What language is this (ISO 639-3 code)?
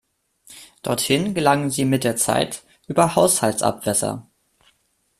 deu